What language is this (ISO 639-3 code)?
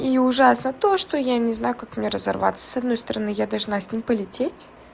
rus